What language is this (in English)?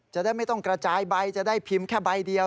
Thai